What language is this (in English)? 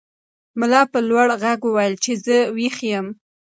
Pashto